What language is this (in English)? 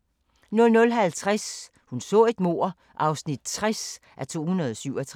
Danish